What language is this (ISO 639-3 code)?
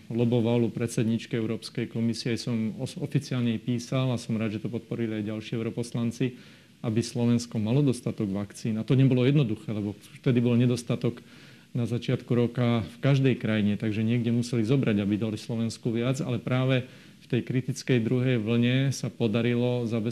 slk